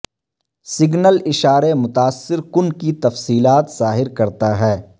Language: Urdu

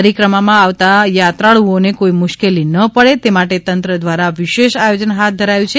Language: Gujarati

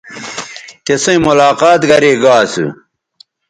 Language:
Bateri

